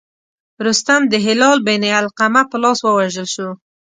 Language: Pashto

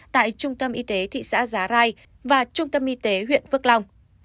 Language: Vietnamese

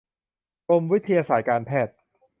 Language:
Thai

